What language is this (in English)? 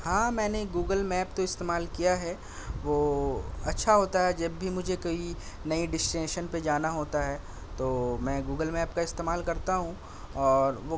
Urdu